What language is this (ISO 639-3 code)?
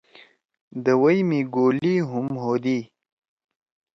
trw